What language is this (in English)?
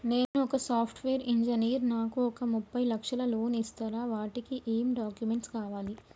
Telugu